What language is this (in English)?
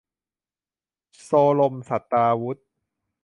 Thai